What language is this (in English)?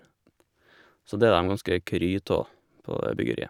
Norwegian